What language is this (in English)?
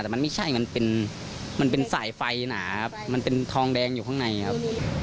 Thai